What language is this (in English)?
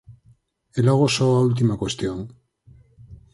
Galician